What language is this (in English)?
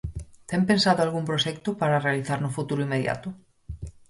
Galician